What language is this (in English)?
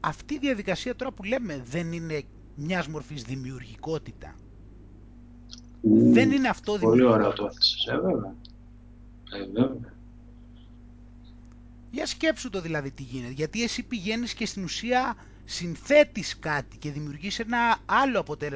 Greek